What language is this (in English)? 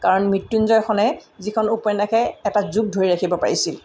Assamese